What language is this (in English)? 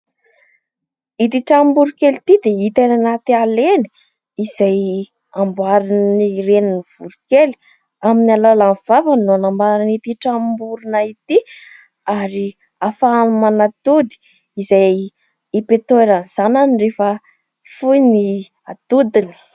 Malagasy